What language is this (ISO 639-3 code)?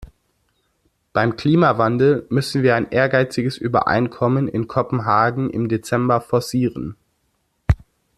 deu